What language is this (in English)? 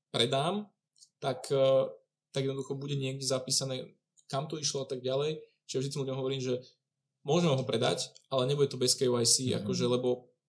Czech